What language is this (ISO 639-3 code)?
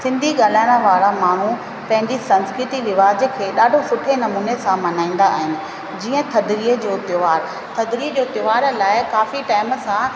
snd